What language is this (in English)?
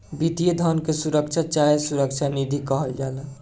Bhojpuri